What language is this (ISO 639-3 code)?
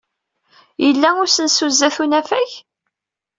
kab